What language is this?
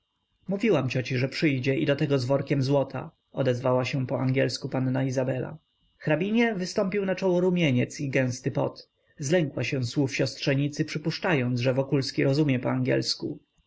Polish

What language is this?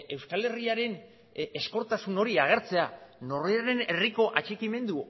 Basque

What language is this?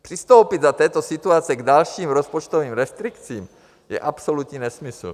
Czech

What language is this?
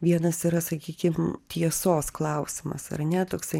Lithuanian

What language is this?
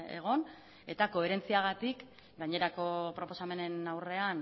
Basque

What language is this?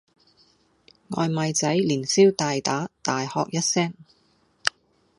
Cantonese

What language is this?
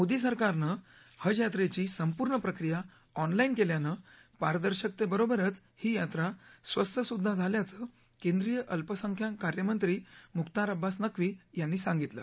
Marathi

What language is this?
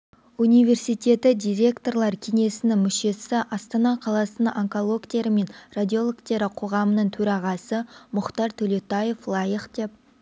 Kazakh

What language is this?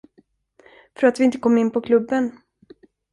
Swedish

